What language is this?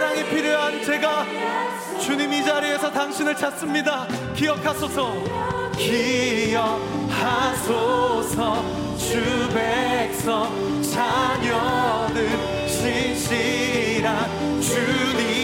Korean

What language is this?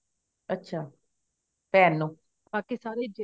Punjabi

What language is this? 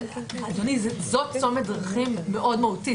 Hebrew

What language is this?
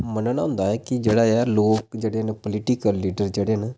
Dogri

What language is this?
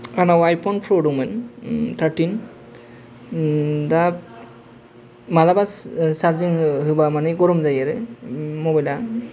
Bodo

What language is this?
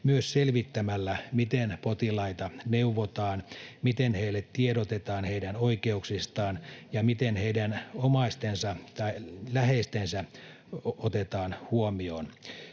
Finnish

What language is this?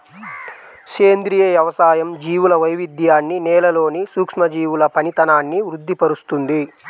Telugu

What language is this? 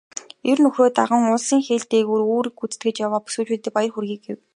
Mongolian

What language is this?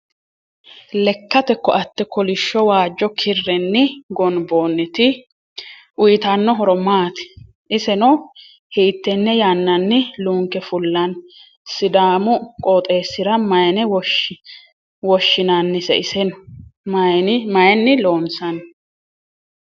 Sidamo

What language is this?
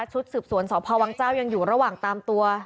Thai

